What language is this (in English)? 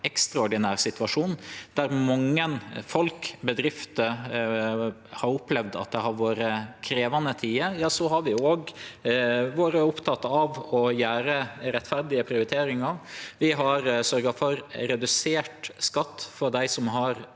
Norwegian